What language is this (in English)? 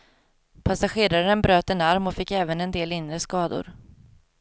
Swedish